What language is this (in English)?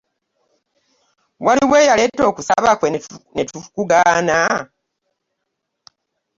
Ganda